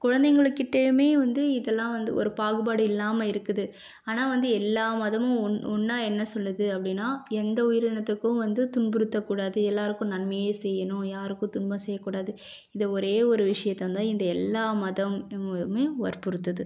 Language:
Tamil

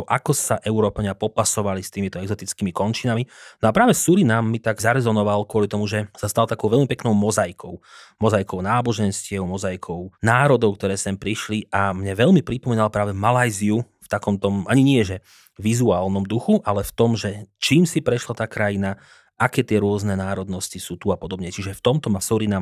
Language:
Slovak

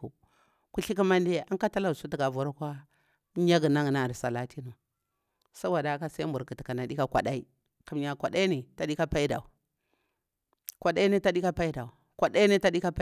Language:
Bura-Pabir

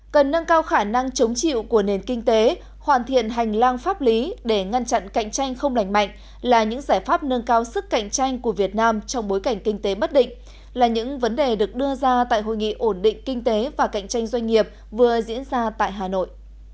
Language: Vietnamese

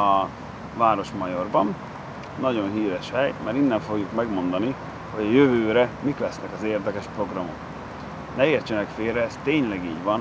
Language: Hungarian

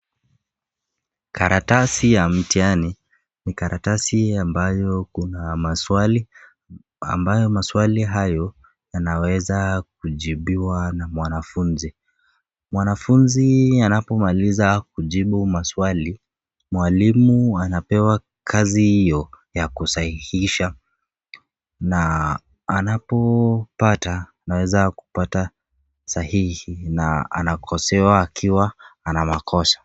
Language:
Swahili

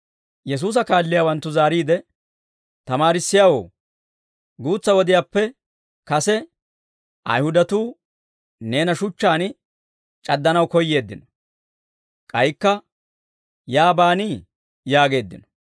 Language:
Dawro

